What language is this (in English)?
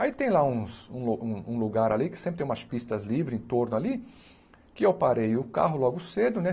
Portuguese